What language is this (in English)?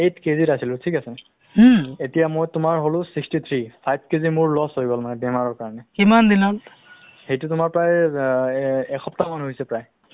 Assamese